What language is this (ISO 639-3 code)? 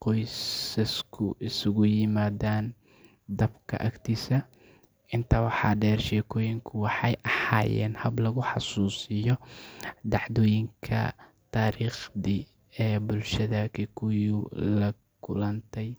som